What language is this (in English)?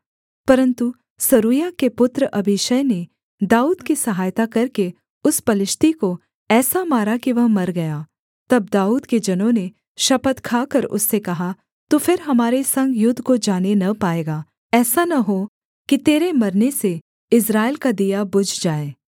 Hindi